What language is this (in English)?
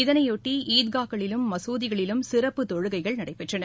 Tamil